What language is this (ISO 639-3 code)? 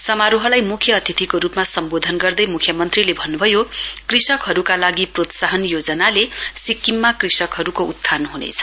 nep